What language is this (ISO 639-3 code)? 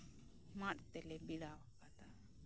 sat